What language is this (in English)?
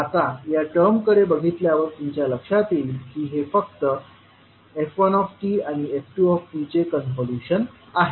Marathi